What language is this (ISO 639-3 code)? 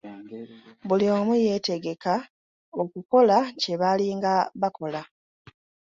lug